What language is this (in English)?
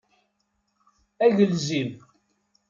Kabyle